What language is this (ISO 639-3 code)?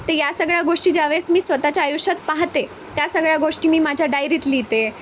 mar